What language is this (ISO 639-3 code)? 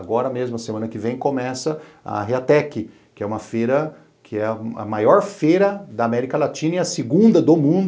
por